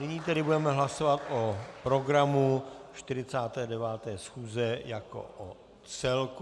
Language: Czech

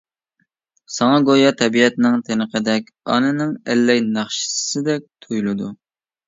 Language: Uyghur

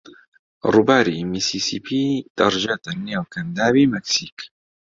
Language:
Central Kurdish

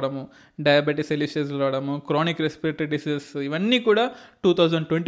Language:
Telugu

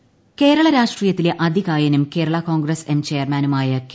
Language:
Malayalam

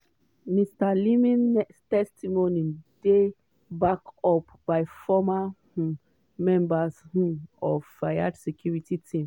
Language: Nigerian Pidgin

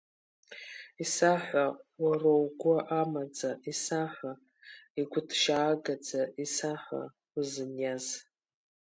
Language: Abkhazian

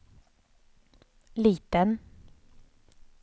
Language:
Swedish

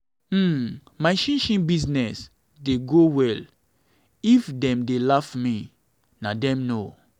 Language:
Nigerian Pidgin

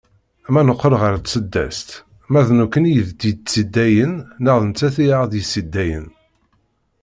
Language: Kabyle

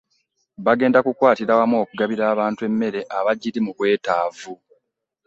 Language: Ganda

